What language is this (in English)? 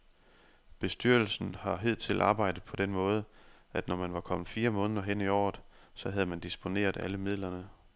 Danish